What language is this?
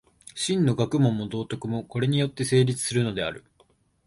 Japanese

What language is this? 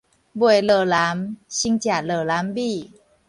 Min Nan Chinese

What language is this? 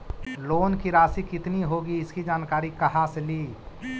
Magahi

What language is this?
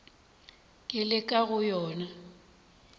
Northern Sotho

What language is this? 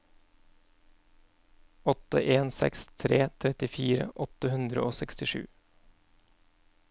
Norwegian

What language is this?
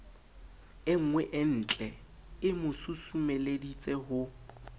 Southern Sotho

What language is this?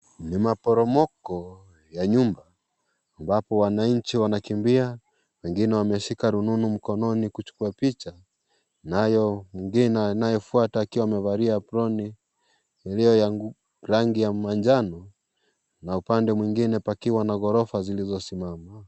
Swahili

